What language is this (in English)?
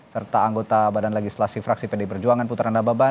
Indonesian